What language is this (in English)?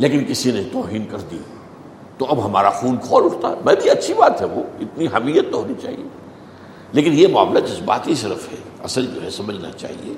Urdu